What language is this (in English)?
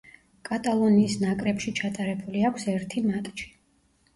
Georgian